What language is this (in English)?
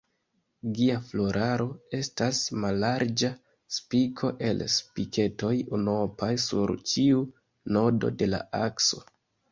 Esperanto